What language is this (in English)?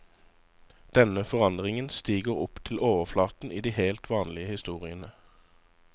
Norwegian